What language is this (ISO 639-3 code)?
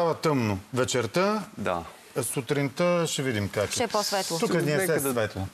bul